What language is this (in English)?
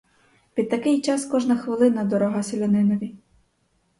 Ukrainian